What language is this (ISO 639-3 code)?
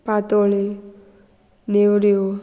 kok